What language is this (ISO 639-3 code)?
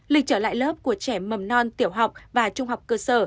vie